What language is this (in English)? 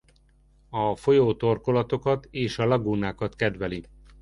Hungarian